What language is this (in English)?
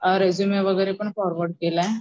Marathi